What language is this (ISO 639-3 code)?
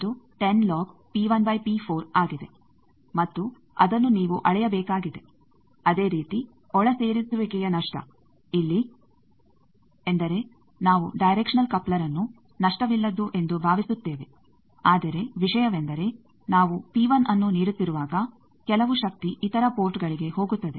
kan